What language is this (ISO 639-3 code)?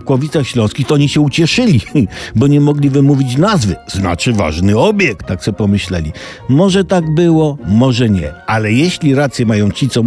pol